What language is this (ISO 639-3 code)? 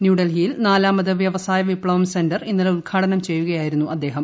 mal